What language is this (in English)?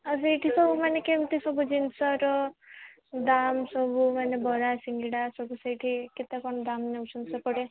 Odia